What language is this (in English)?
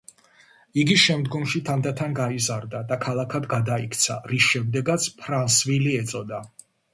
Georgian